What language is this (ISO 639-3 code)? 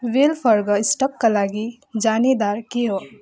nep